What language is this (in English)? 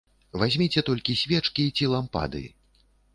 Belarusian